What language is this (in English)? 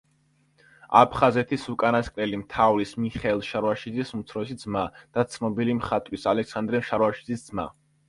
Georgian